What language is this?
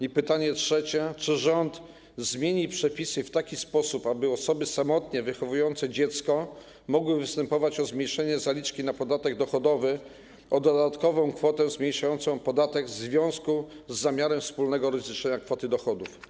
Polish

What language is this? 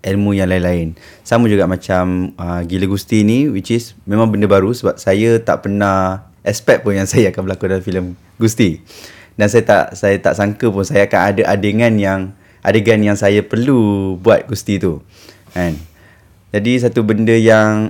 Malay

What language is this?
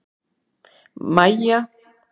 Icelandic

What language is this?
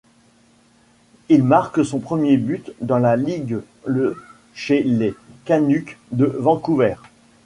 French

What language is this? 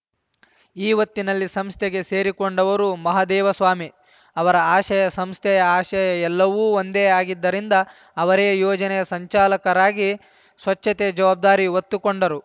Kannada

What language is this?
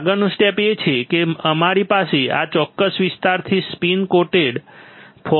Gujarati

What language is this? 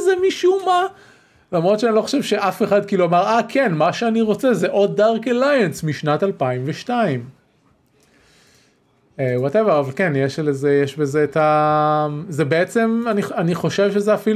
Hebrew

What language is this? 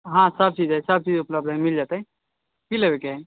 Maithili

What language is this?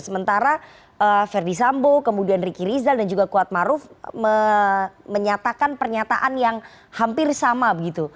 Indonesian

